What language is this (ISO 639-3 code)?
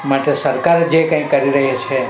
guj